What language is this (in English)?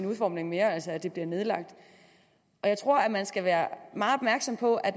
Danish